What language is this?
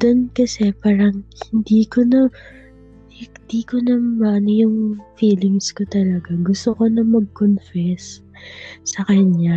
Filipino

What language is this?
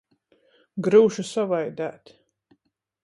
Latgalian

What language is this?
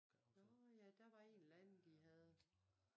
Danish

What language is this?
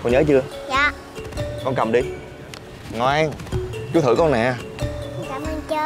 Vietnamese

